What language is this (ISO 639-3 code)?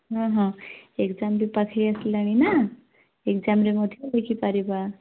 ori